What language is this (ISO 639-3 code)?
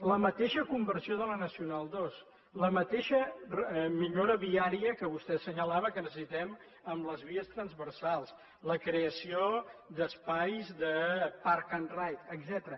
cat